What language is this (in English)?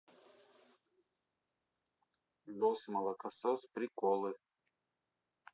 Russian